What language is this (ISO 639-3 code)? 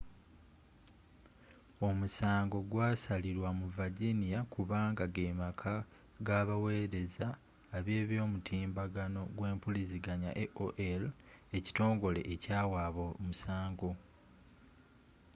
lug